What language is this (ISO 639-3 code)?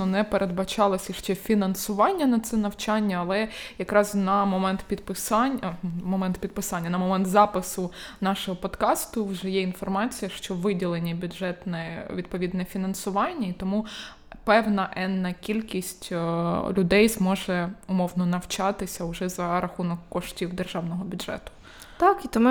ukr